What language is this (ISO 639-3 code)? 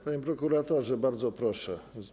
pol